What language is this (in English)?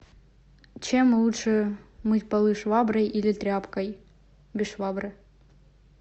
Russian